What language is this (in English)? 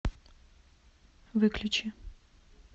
Russian